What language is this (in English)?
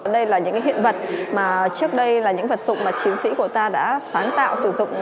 Vietnamese